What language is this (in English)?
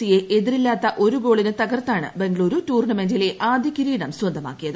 Malayalam